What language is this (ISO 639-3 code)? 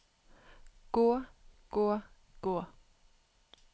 nor